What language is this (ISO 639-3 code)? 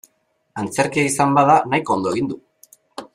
eus